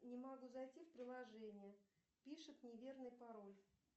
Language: Russian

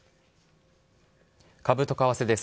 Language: Japanese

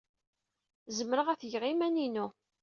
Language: Kabyle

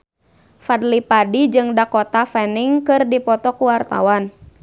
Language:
Sundanese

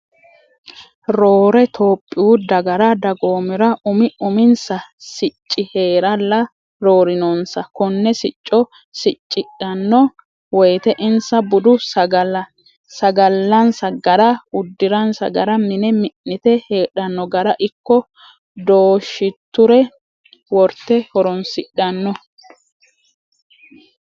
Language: Sidamo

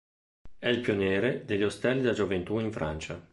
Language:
Italian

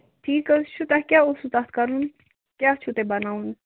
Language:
Kashmiri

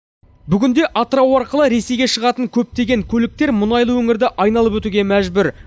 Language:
Kazakh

